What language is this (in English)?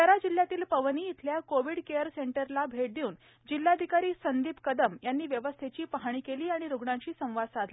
Marathi